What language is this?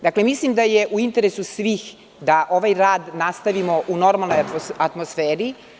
Serbian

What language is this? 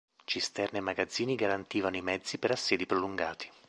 Italian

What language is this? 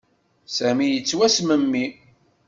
Kabyle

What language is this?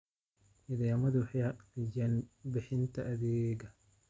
Somali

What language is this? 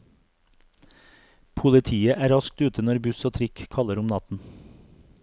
Norwegian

